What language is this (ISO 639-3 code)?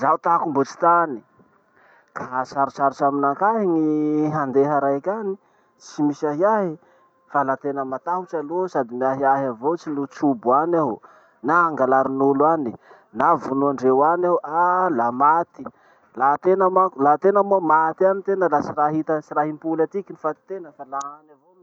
msh